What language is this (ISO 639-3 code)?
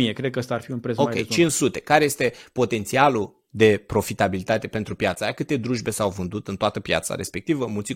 ron